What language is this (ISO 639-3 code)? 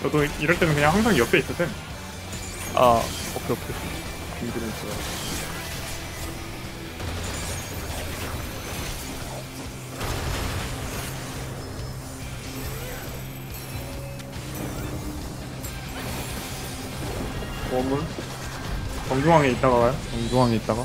kor